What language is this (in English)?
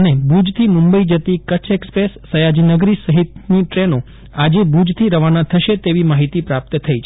Gujarati